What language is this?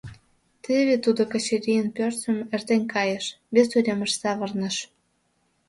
Mari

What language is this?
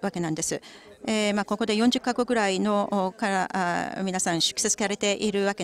Japanese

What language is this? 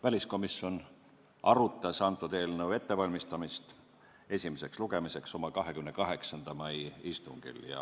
Estonian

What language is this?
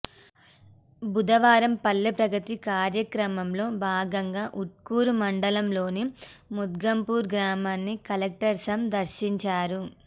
Telugu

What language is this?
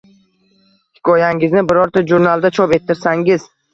Uzbek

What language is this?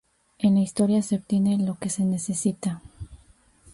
Spanish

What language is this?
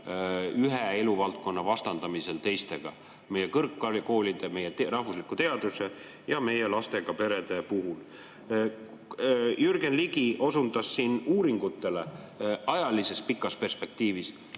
Estonian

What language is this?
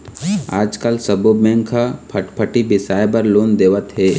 Chhattisgarhi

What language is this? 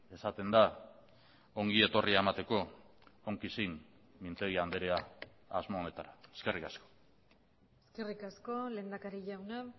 Basque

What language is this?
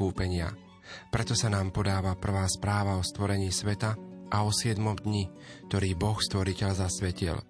Slovak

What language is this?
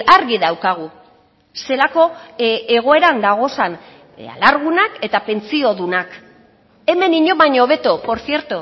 Basque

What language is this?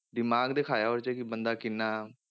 Punjabi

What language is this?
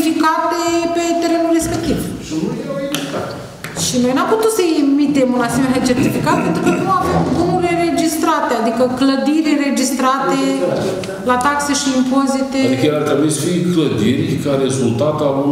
Romanian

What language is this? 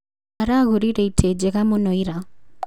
Kikuyu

